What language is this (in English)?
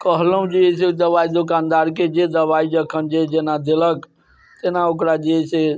Maithili